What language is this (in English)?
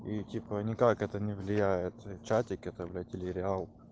Russian